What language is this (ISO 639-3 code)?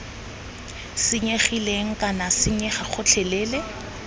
tsn